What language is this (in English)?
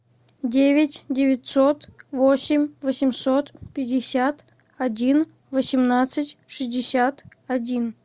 Russian